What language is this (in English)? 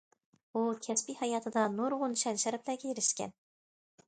Uyghur